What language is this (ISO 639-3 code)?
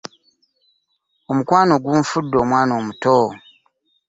lug